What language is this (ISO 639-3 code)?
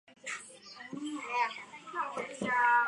zho